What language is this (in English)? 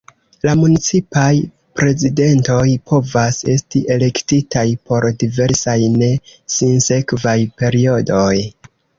Esperanto